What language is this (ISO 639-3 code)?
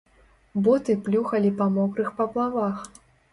bel